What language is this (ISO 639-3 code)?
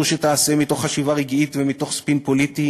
heb